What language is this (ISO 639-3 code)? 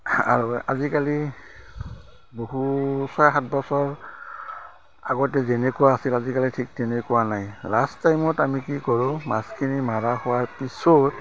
asm